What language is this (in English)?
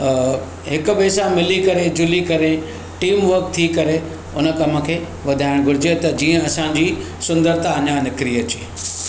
Sindhi